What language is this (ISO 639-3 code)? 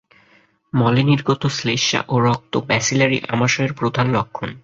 ben